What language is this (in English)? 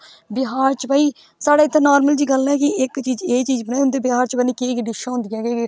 Dogri